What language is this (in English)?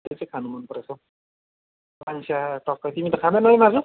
Nepali